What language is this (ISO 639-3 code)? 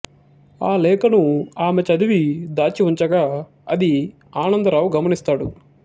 tel